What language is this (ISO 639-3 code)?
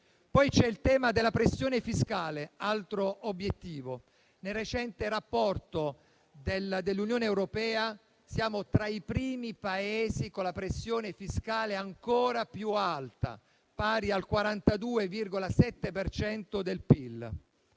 ita